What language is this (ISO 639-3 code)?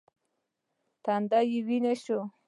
pus